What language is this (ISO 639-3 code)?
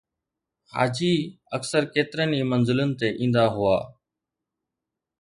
snd